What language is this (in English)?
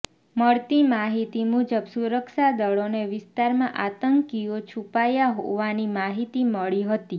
Gujarati